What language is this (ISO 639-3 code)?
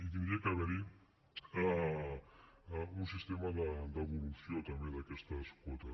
cat